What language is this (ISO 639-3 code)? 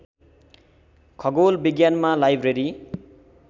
nep